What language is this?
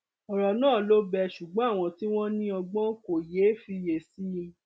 Yoruba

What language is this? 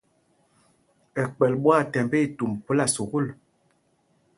Mpumpong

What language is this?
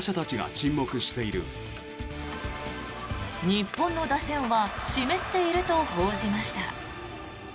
Japanese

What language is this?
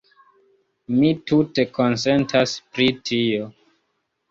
Esperanto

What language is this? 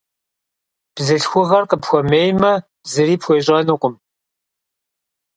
Kabardian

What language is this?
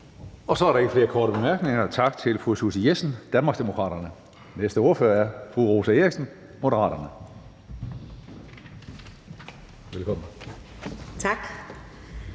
Danish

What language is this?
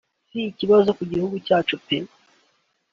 Kinyarwanda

